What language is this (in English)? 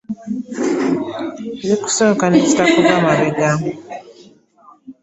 Ganda